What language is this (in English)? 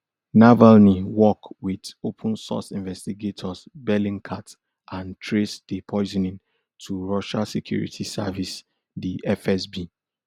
Nigerian Pidgin